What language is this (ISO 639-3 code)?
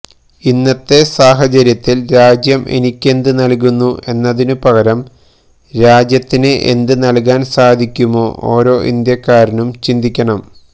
mal